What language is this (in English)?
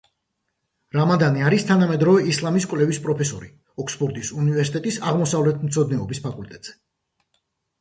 Georgian